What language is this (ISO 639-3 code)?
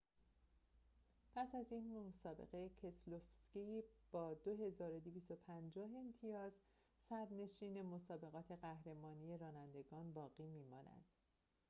fas